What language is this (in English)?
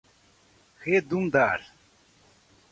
Portuguese